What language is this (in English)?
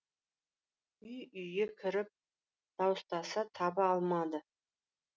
Kazakh